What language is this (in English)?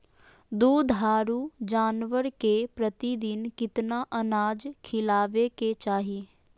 Magahi